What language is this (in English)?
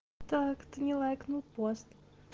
Russian